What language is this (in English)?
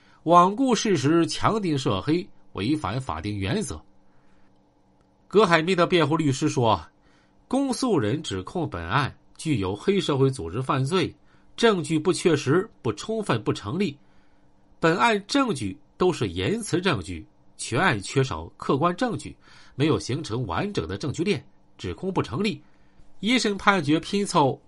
Chinese